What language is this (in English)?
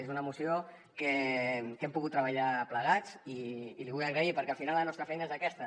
Catalan